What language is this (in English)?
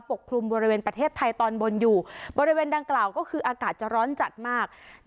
Thai